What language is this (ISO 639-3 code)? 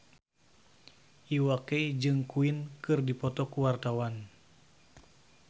sun